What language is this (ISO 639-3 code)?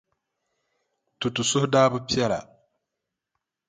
dag